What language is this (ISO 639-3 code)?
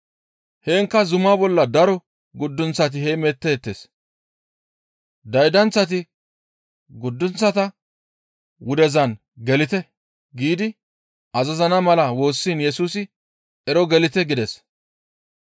gmv